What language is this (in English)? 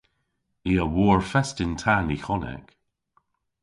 Cornish